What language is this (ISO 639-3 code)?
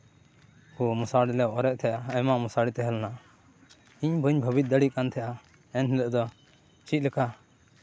sat